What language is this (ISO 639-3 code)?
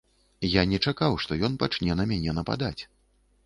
bel